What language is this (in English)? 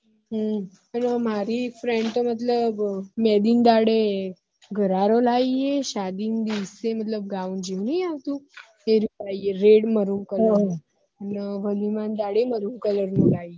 Gujarati